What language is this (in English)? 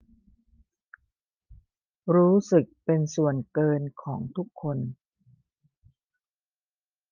Thai